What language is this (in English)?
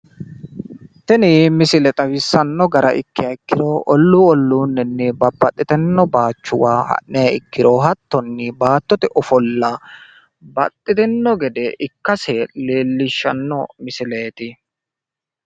Sidamo